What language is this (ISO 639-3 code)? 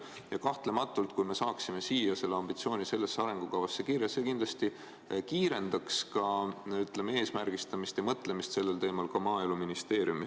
est